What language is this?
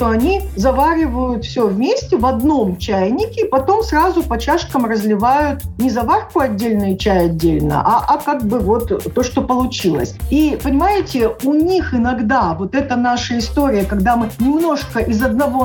Russian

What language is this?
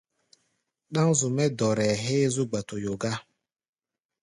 Gbaya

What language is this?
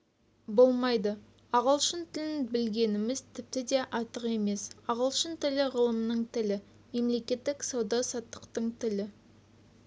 Kazakh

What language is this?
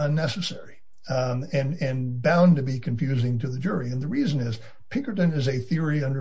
English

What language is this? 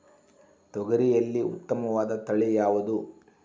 Kannada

